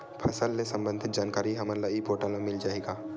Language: Chhattisgarhi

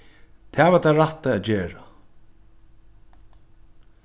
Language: Faroese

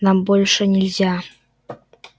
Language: Russian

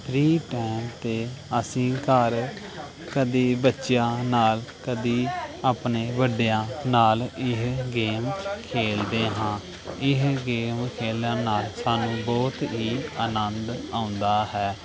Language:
Punjabi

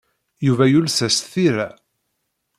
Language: Kabyle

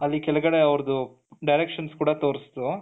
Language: Kannada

